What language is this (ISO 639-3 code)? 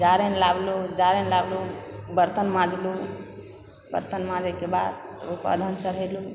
mai